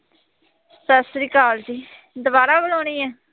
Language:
Punjabi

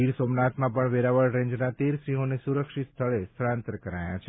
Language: Gujarati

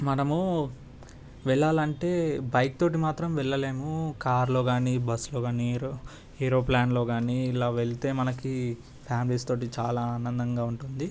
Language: Telugu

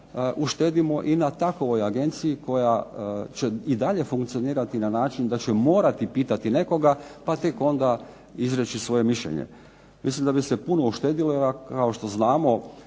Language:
Croatian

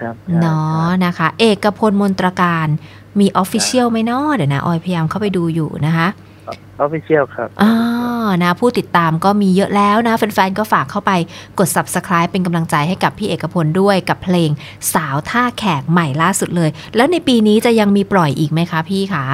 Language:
Thai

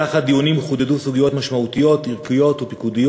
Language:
Hebrew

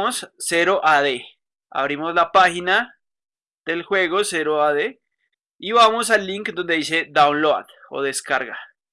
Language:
Spanish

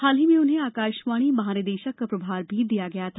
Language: Hindi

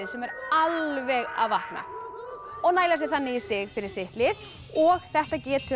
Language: Icelandic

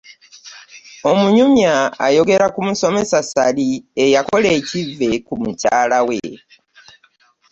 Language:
Ganda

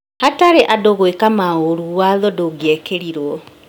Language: Kikuyu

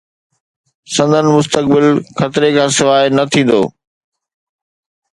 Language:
Sindhi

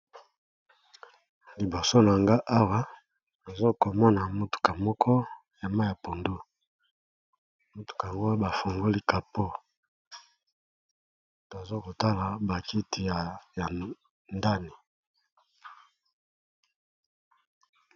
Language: Lingala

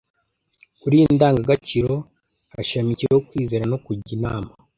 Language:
Kinyarwanda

